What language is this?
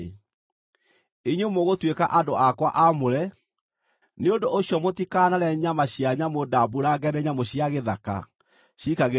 Kikuyu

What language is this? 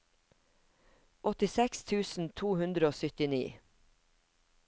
Norwegian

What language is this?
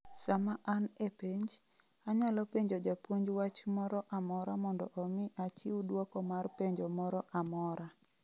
Luo (Kenya and Tanzania)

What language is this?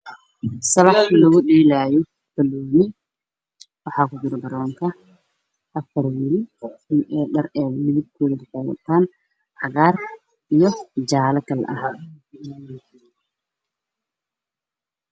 Somali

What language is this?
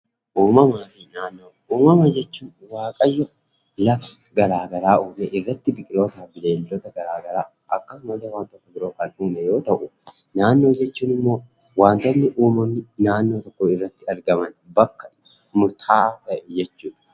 Oromo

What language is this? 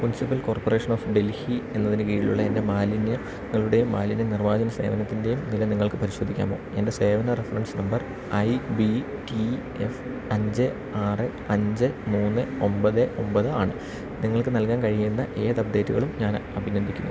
Malayalam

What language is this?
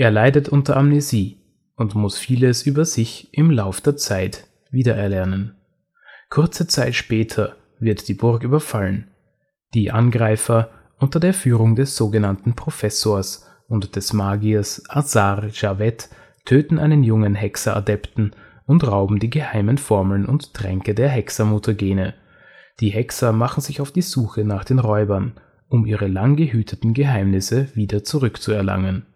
German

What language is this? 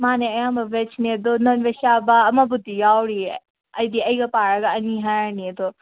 Manipuri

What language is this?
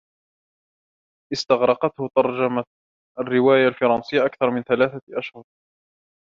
Arabic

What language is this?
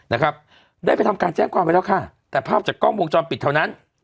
Thai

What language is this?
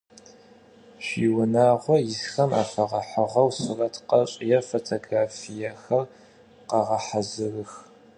Adyghe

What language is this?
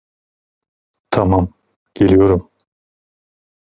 Turkish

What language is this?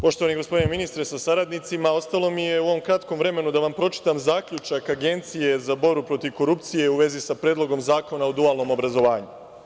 Serbian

